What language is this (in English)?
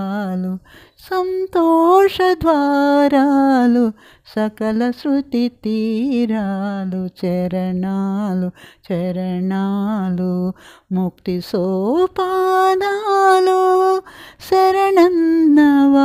Telugu